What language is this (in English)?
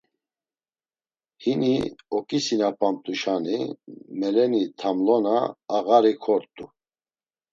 Laz